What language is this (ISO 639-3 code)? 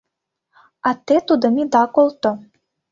chm